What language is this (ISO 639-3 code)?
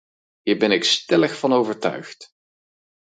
nld